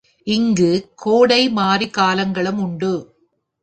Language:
Tamil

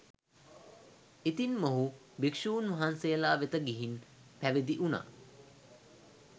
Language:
Sinhala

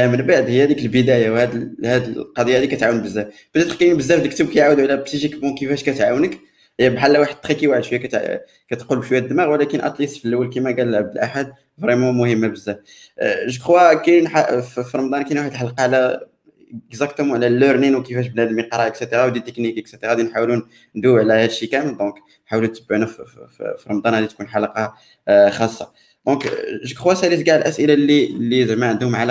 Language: Arabic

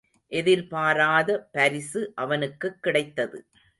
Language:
Tamil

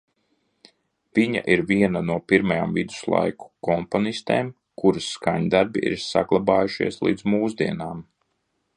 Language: Latvian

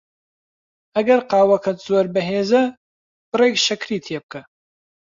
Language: Central Kurdish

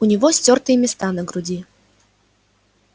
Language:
Russian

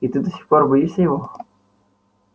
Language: Russian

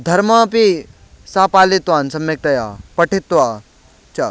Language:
Sanskrit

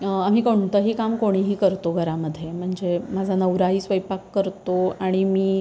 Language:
Marathi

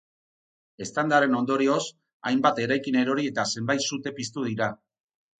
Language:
Basque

